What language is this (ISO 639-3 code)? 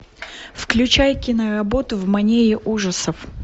rus